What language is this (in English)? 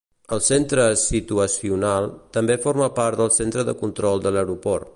Catalan